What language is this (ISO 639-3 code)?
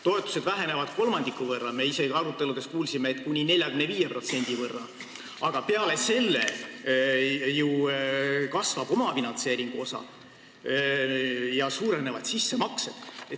est